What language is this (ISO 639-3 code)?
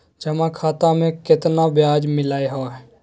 mag